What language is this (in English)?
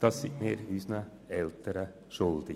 Swiss German